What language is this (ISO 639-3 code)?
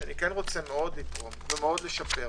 heb